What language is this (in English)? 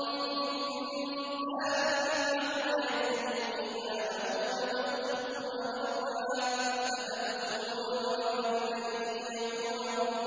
Arabic